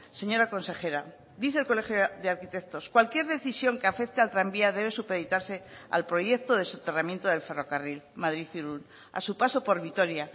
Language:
Spanish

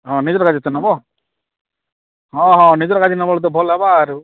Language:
Odia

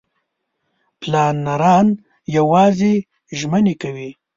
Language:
Pashto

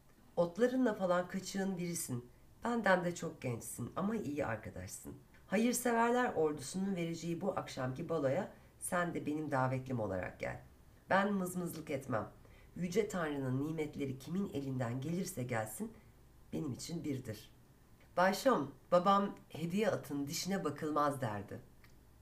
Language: Turkish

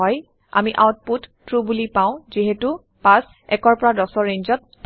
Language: Assamese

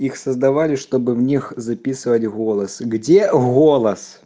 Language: Russian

